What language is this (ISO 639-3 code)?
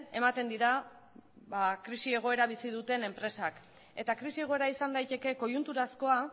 eus